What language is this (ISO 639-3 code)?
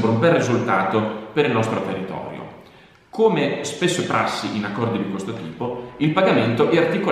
ita